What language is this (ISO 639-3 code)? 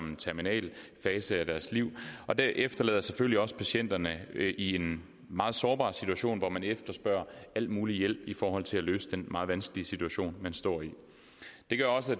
dan